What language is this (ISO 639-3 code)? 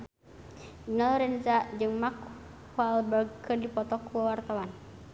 sun